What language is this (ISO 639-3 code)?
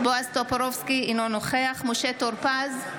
heb